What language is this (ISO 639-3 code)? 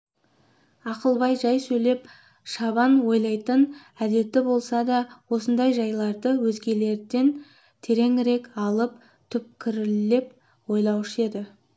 kaz